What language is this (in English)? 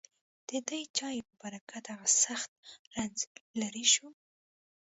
Pashto